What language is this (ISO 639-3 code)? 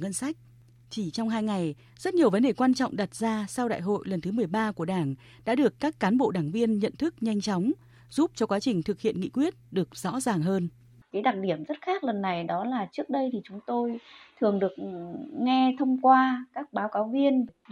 vie